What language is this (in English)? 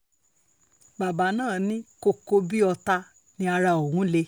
Yoruba